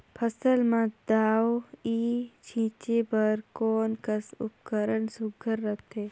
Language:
Chhattisgarhi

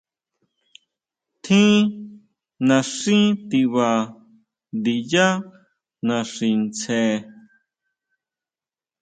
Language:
Huautla Mazatec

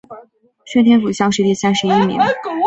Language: Chinese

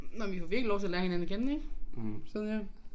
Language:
Danish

